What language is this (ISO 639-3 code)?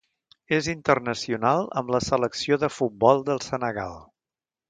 cat